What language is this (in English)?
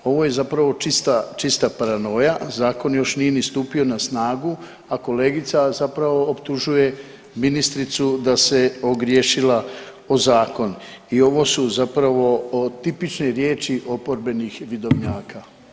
Croatian